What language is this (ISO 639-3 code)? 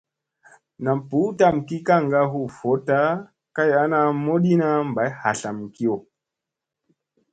mse